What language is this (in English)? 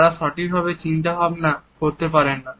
Bangla